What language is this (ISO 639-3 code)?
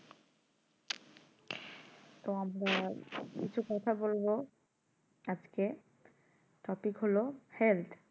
ben